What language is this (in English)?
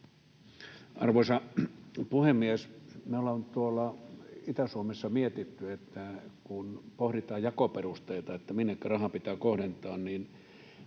Finnish